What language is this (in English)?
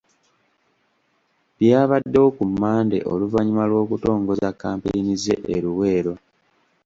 Ganda